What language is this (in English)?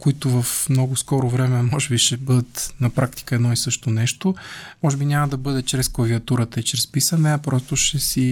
Bulgarian